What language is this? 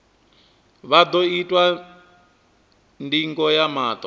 Venda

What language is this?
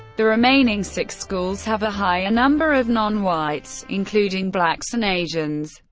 English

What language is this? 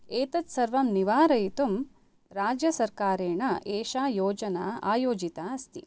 Sanskrit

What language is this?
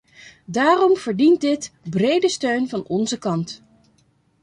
Dutch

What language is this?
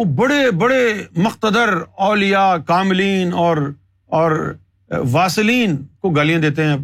Urdu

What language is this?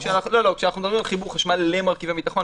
Hebrew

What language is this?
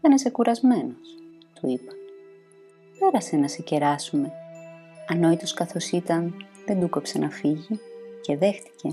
Greek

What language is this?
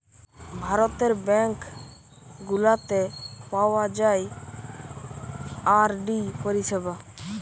Bangla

